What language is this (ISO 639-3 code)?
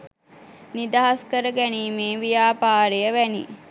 sin